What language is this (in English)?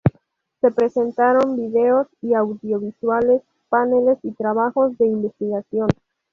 Spanish